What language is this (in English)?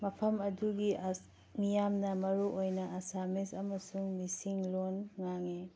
Manipuri